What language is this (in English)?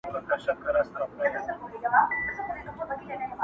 Pashto